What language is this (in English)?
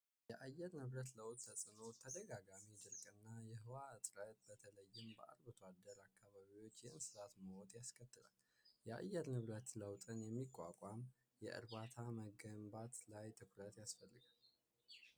Amharic